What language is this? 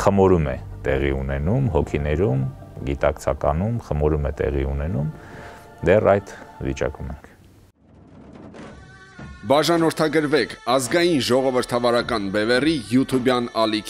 Romanian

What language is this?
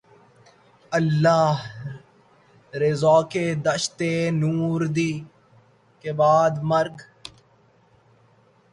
Urdu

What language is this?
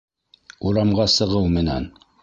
Bashkir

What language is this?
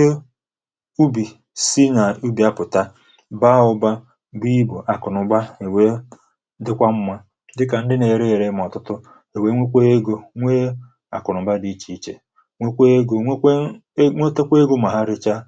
Igbo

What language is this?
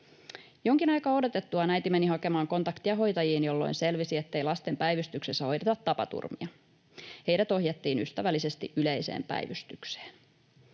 Finnish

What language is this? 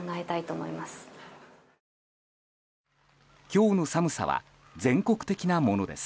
Japanese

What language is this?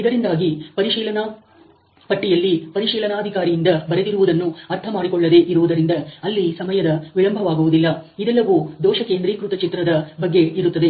Kannada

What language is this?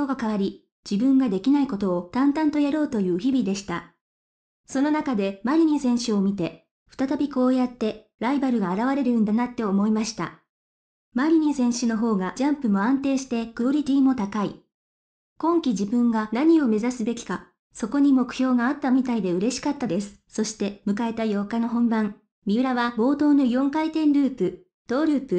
Japanese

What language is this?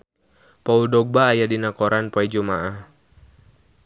Sundanese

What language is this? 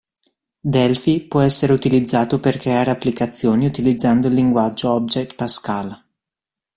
Italian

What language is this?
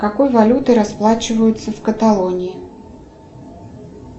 Russian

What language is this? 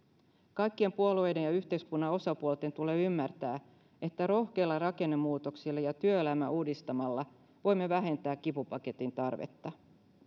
Finnish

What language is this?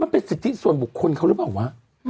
Thai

